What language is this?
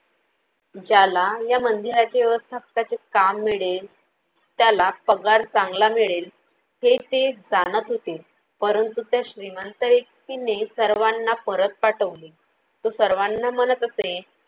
Marathi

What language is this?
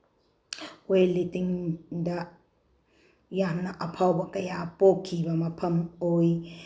Manipuri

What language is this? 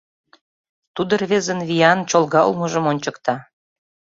Mari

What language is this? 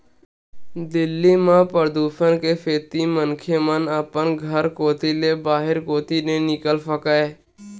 Chhattisgarhi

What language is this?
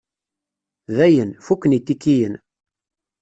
Kabyle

